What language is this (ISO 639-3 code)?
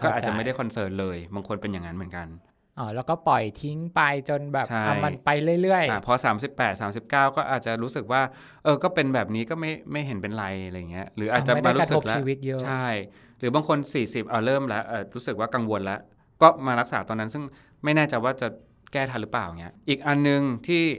tha